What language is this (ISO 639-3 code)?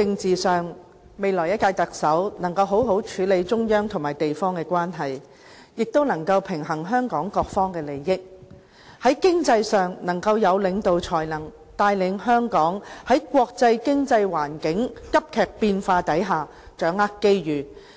yue